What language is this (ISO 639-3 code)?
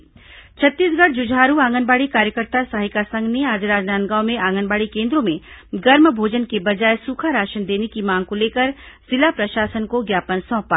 hin